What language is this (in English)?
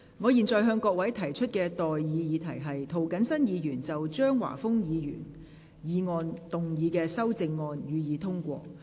Cantonese